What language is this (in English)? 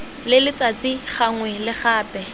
Tswana